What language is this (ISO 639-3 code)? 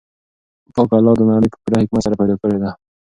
pus